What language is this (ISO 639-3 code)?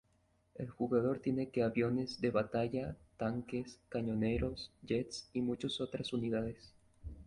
spa